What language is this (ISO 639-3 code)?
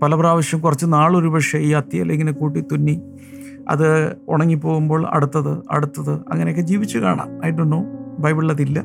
mal